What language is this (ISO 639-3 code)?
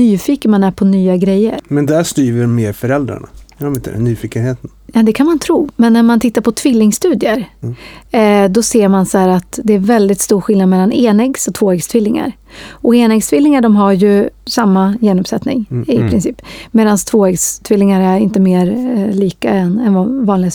swe